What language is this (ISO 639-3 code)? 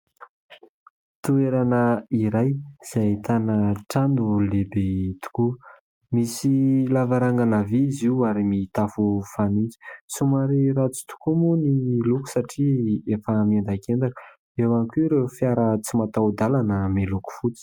mlg